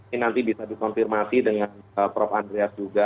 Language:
Indonesian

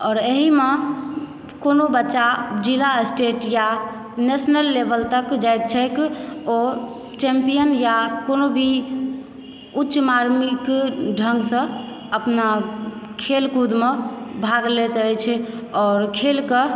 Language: Maithili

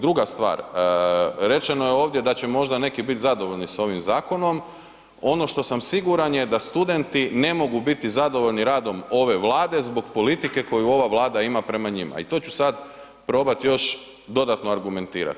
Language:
Croatian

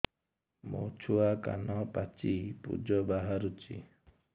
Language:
Odia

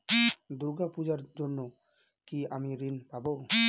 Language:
Bangla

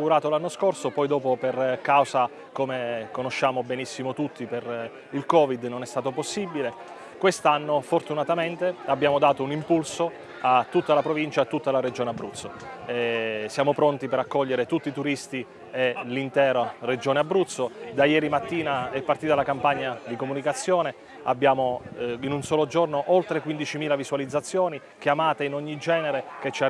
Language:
Italian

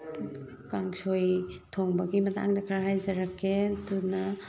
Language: Manipuri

